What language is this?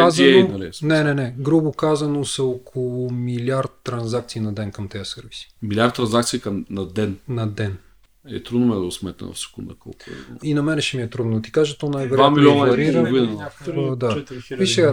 Bulgarian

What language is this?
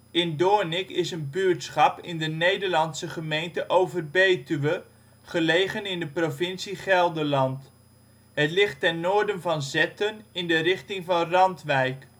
Dutch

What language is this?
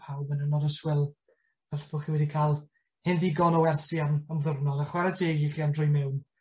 Welsh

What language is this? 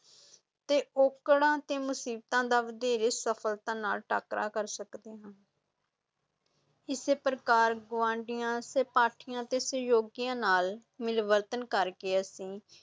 Punjabi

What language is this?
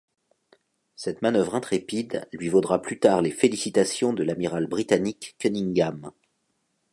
French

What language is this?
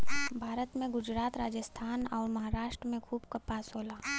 Bhojpuri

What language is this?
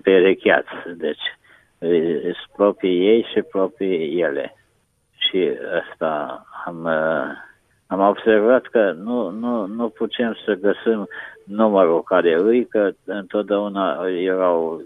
Romanian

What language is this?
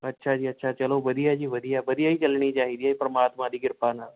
Punjabi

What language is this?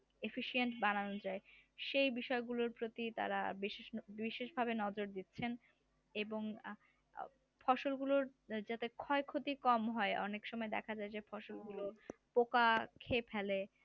Bangla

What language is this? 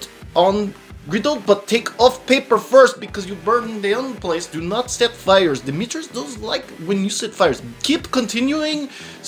English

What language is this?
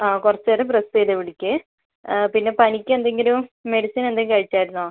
Malayalam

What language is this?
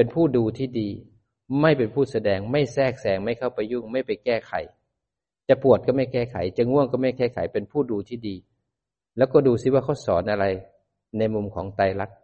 Thai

